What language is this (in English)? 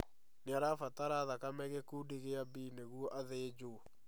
Kikuyu